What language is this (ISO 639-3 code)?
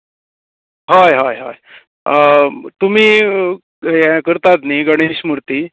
kok